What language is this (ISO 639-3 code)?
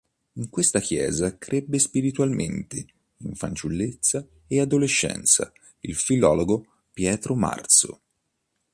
ita